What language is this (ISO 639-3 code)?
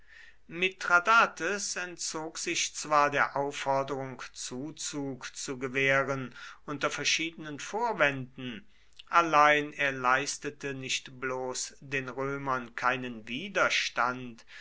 deu